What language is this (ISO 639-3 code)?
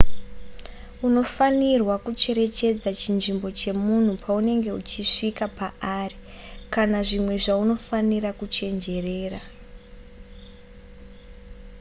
sna